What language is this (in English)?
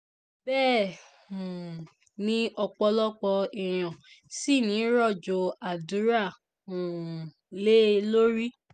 Yoruba